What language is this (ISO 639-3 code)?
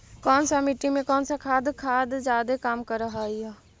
mag